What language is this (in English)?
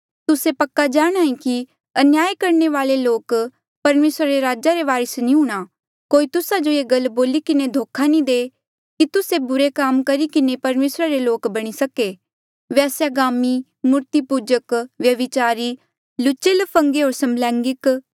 Mandeali